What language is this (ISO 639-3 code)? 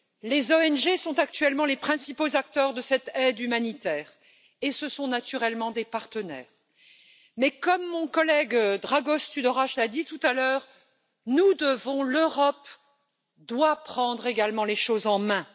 fra